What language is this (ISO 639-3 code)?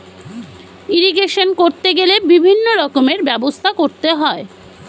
ben